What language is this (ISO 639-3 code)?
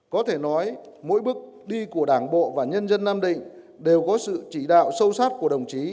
vie